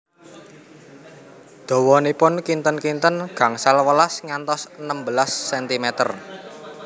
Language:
Javanese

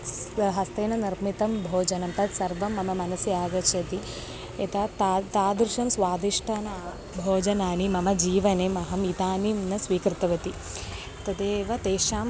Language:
Sanskrit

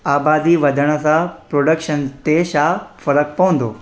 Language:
Sindhi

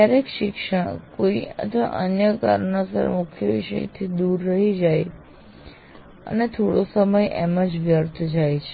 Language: Gujarati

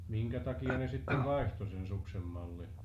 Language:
Finnish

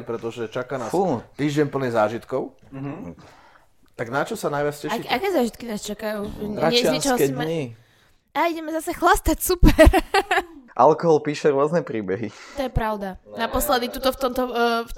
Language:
Slovak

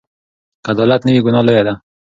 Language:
Pashto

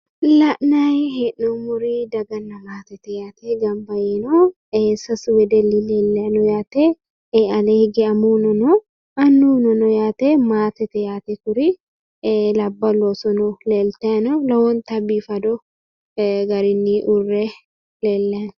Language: Sidamo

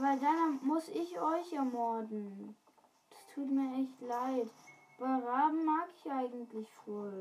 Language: German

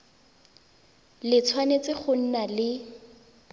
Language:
Tswana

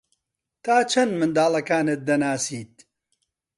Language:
Central Kurdish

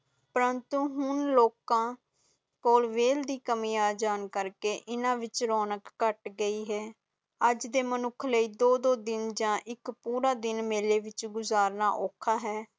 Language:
Punjabi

